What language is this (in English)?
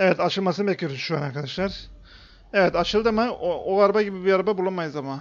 Turkish